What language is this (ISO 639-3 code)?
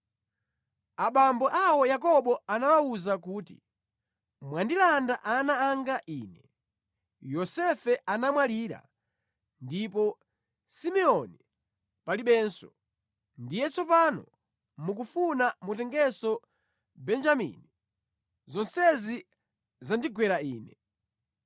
nya